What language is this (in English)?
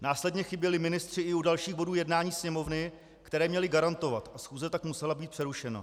Czech